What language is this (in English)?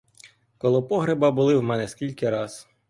Ukrainian